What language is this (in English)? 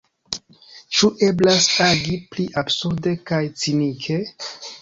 Esperanto